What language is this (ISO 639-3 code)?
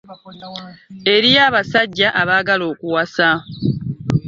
lug